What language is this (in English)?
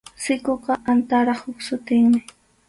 Arequipa-La Unión Quechua